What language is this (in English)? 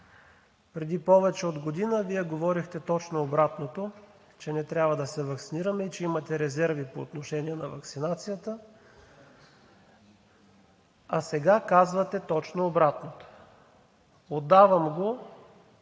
Bulgarian